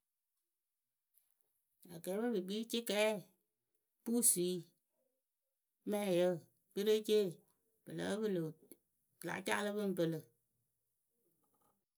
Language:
Akebu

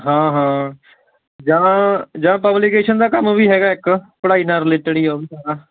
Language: Punjabi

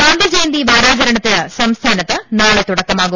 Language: Malayalam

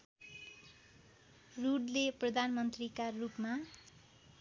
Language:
Nepali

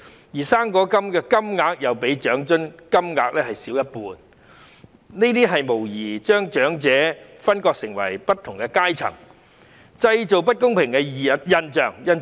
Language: Cantonese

